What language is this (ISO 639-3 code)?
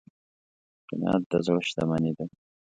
pus